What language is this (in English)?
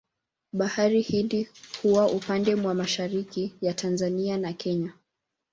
Swahili